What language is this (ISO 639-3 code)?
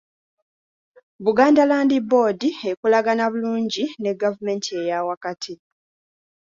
lug